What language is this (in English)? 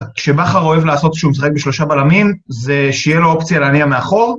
Hebrew